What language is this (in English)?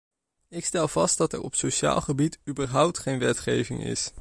Dutch